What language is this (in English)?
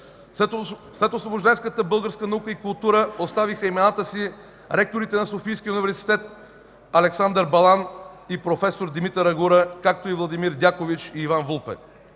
Bulgarian